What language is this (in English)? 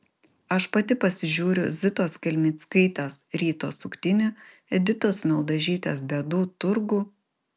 Lithuanian